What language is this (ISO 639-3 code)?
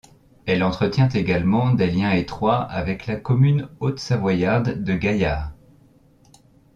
fra